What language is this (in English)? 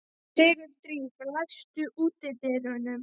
Icelandic